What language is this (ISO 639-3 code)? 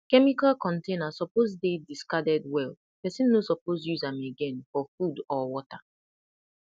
pcm